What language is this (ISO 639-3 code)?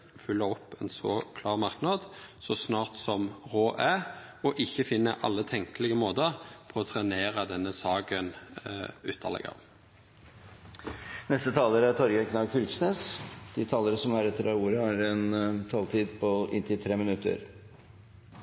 nor